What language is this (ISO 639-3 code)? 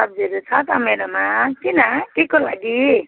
nep